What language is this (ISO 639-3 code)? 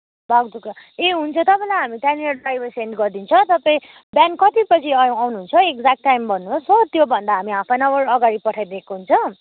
nep